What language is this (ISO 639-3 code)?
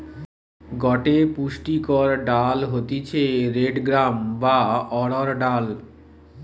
ben